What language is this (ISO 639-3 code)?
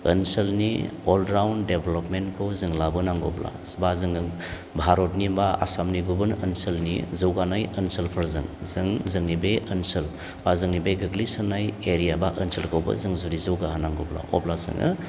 brx